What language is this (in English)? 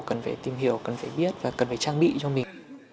Vietnamese